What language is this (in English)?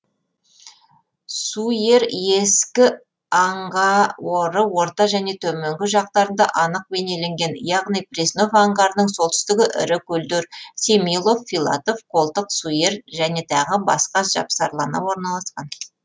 Kazakh